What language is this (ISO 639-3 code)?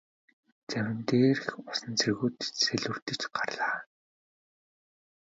mon